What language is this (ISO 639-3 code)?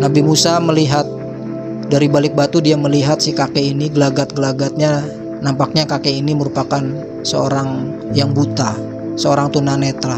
ind